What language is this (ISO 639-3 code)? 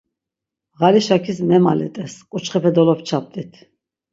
lzz